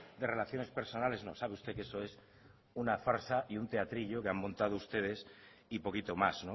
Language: Spanish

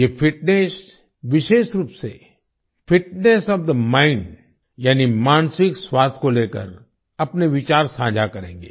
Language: Hindi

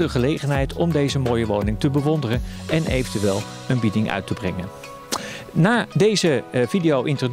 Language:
Dutch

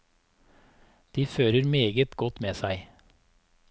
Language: Norwegian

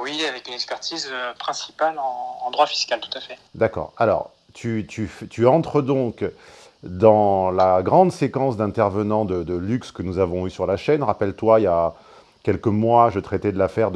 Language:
French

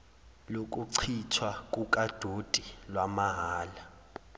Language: Zulu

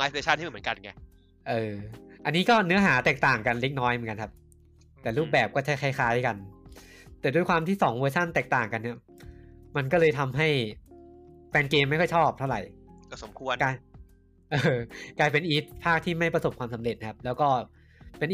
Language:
Thai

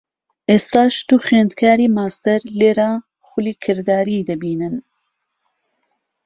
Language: Central Kurdish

